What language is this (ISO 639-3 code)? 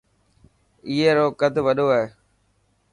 mki